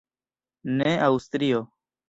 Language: Esperanto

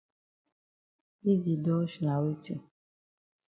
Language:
Cameroon Pidgin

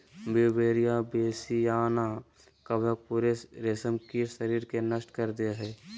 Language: Magahi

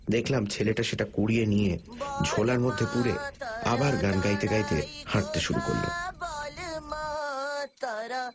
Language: Bangla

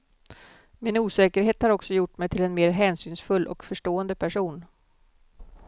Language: Swedish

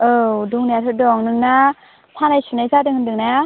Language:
Bodo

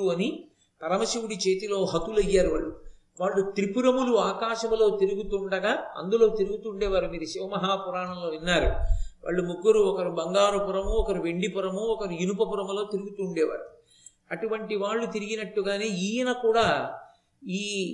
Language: Telugu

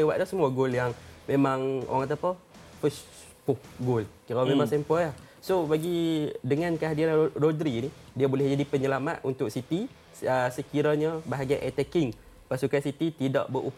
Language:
Malay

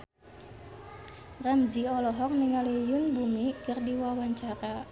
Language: Sundanese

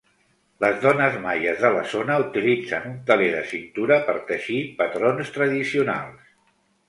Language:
Catalan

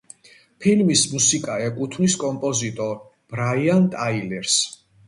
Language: Georgian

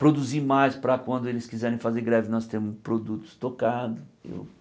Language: Portuguese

